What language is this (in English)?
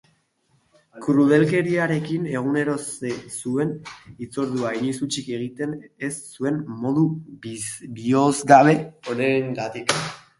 Basque